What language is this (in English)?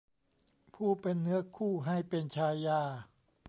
Thai